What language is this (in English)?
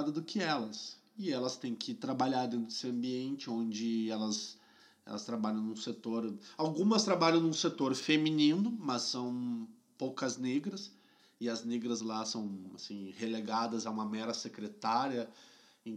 Portuguese